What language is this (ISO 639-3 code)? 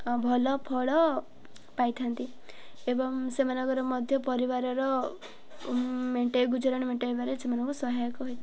ori